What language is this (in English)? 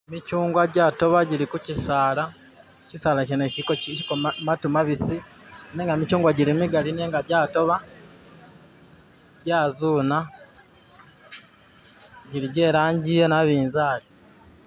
Masaaba